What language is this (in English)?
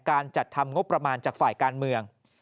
Thai